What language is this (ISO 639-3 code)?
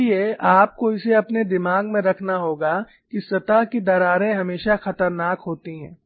hin